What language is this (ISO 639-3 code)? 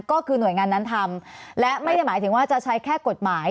tha